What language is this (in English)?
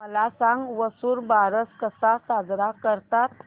Marathi